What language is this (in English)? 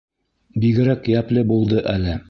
Bashkir